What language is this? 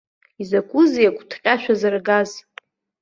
Abkhazian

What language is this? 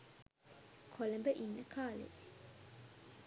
Sinhala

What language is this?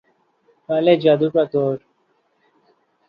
Urdu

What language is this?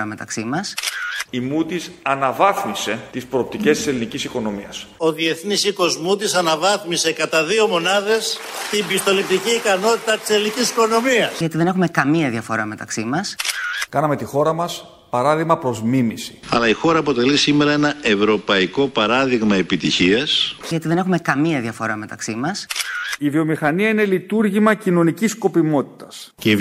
Greek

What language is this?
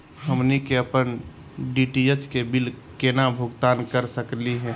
Magahi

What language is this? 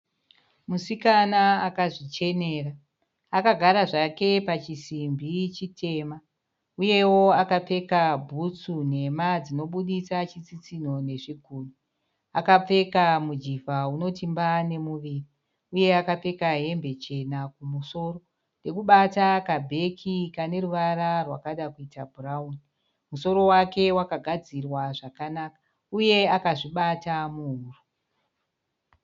Shona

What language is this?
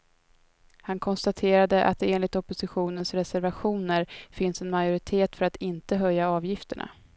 Swedish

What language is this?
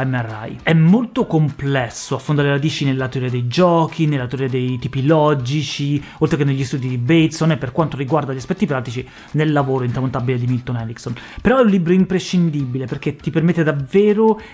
Italian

